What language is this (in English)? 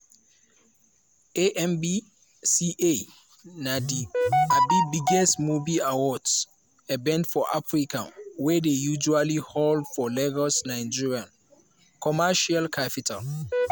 Nigerian Pidgin